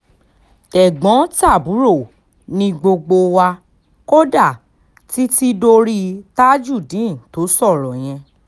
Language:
Yoruba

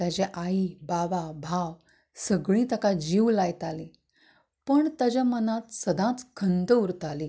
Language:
Konkani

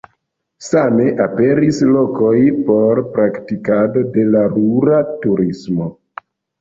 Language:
Esperanto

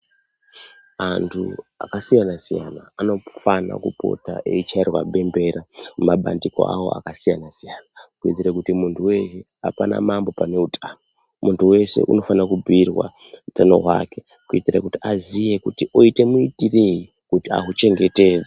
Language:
Ndau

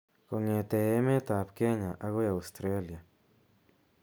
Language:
Kalenjin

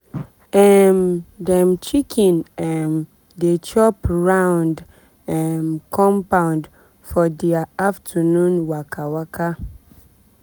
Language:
Nigerian Pidgin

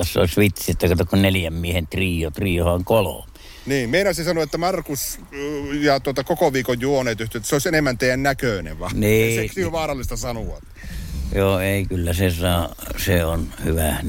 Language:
Finnish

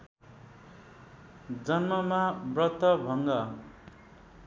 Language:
Nepali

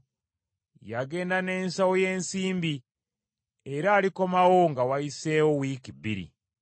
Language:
Ganda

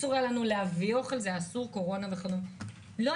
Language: Hebrew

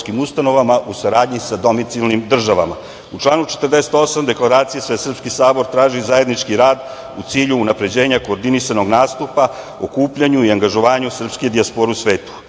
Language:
Serbian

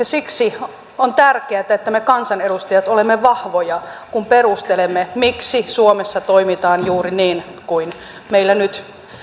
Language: Finnish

